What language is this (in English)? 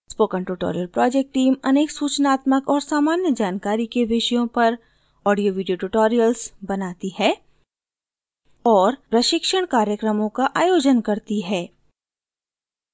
Hindi